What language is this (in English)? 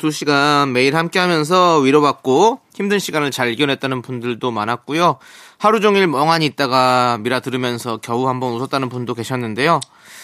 Korean